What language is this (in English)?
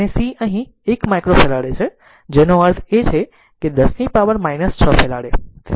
Gujarati